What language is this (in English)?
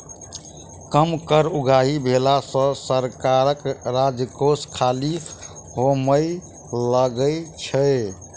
Maithili